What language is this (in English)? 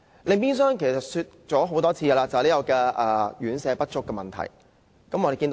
Cantonese